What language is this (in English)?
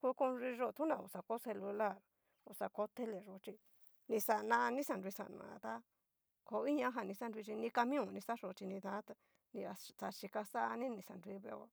Cacaloxtepec Mixtec